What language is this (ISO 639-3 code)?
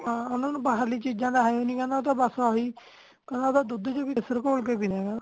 pan